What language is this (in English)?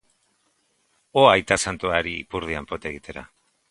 Basque